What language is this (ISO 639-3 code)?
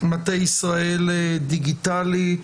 heb